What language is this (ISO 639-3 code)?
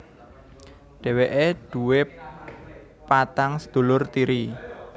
jav